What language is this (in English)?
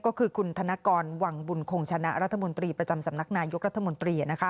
Thai